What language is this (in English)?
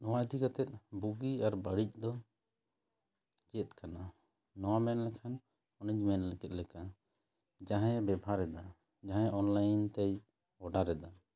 Santali